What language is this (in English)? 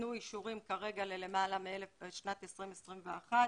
Hebrew